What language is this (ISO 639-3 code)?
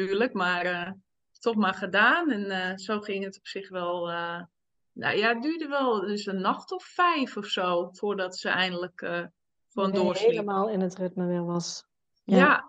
nld